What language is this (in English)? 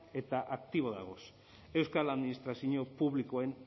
Basque